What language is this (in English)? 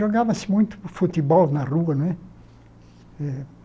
Portuguese